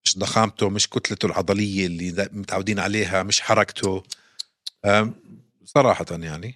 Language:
Arabic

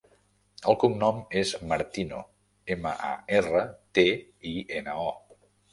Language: Catalan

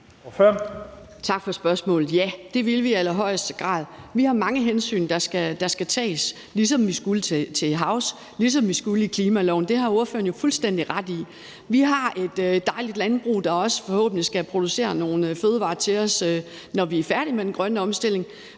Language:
Danish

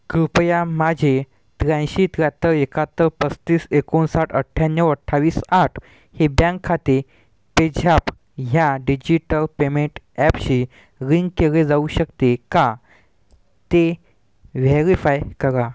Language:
Marathi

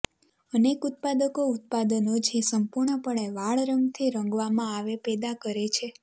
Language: Gujarati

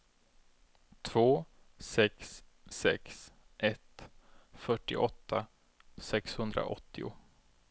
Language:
Swedish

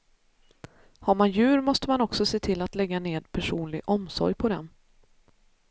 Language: Swedish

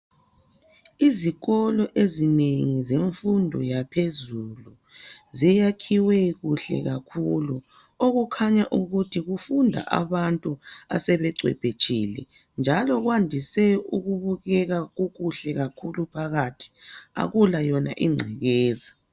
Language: North Ndebele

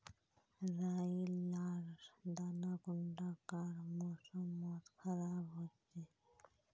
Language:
Magahi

